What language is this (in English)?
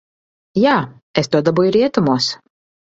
Latvian